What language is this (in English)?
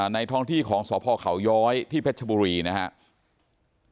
Thai